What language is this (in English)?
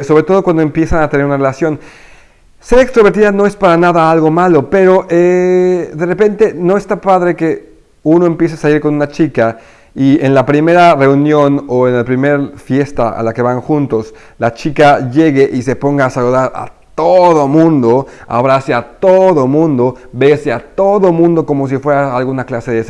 Spanish